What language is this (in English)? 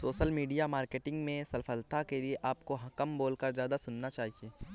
Hindi